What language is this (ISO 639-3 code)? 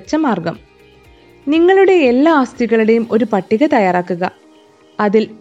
mal